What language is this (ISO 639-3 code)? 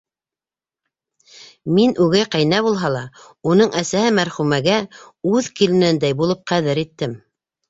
bak